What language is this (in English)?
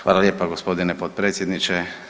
Croatian